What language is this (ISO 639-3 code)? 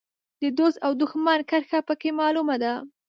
pus